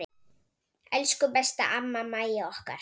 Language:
Icelandic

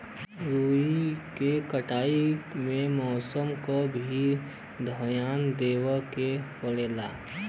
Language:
Bhojpuri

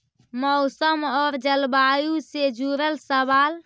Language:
Magahi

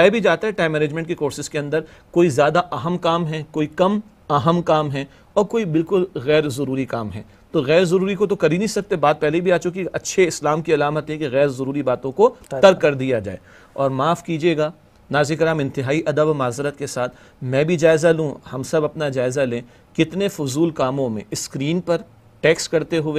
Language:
Arabic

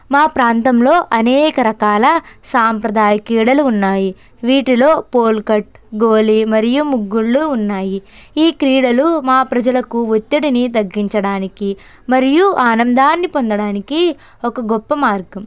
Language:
Telugu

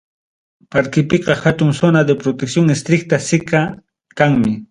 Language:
Ayacucho Quechua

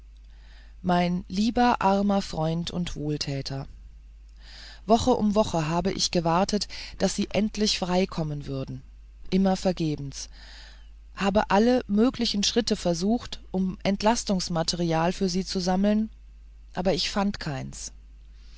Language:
German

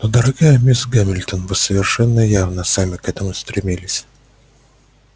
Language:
Russian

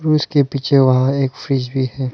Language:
Hindi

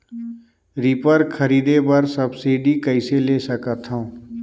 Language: Chhattisgarhi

